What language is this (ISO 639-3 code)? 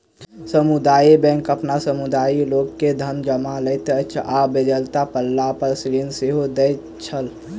mai